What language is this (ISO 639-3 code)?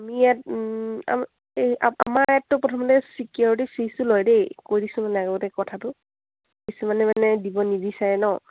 asm